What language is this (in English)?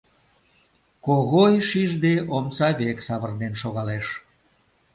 Mari